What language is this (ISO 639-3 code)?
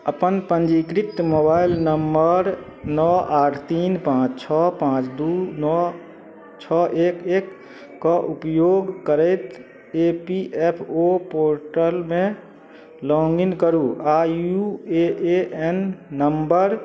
mai